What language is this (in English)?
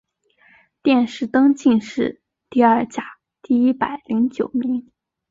Chinese